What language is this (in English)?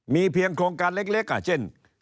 Thai